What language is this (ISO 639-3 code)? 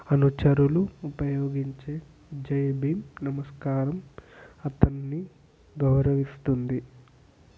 tel